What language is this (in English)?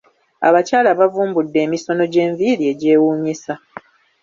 Ganda